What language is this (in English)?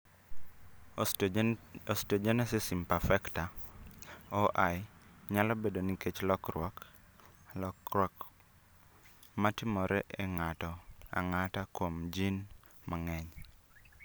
Luo (Kenya and Tanzania)